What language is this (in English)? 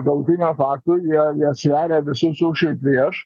Lithuanian